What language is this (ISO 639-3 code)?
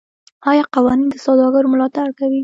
pus